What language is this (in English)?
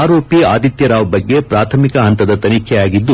Kannada